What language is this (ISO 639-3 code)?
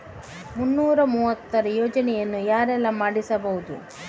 kan